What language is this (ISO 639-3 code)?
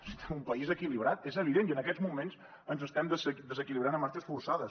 cat